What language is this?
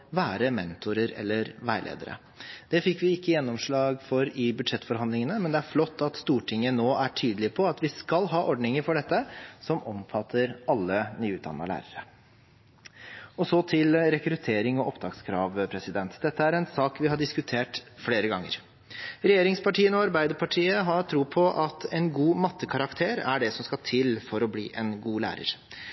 Norwegian Bokmål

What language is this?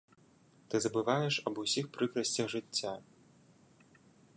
Belarusian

